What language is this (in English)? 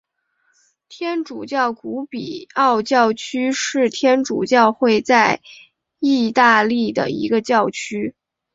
Chinese